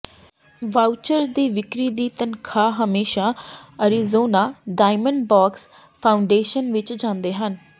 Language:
Punjabi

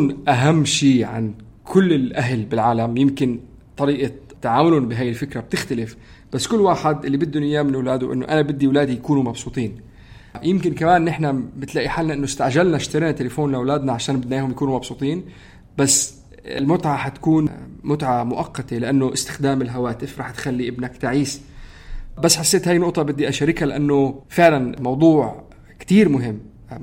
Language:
Arabic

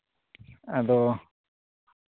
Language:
Santali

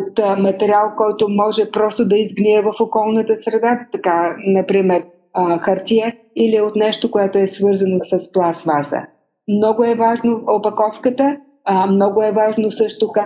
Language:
Bulgarian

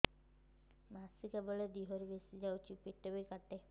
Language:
Odia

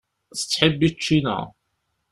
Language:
Kabyle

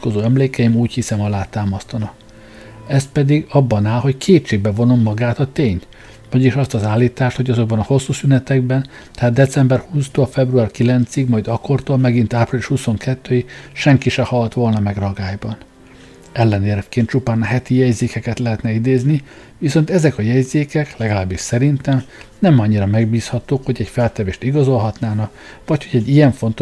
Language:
Hungarian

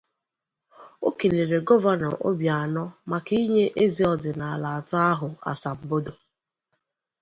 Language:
Igbo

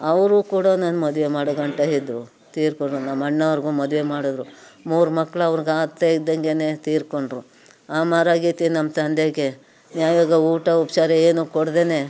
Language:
Kannada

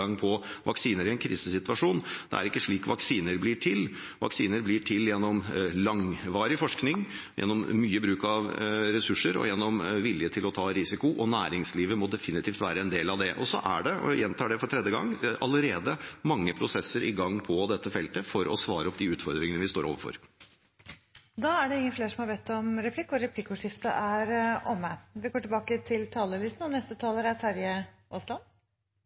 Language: Norwegian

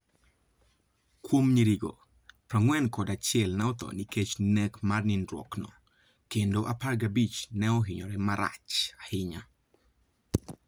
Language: Luo (Kenya and Tanzania)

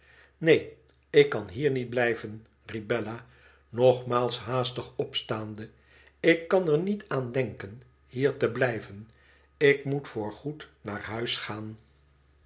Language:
Dutch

